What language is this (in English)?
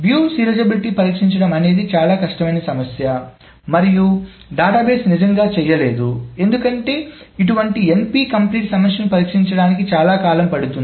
Telugu